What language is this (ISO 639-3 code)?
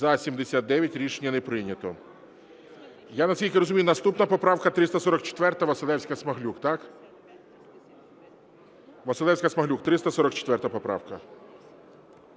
ukr